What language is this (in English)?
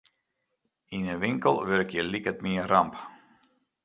Western Frisian